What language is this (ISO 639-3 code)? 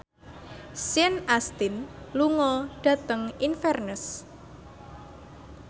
jav